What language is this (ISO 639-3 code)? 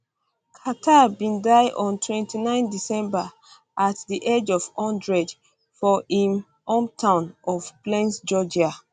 pcm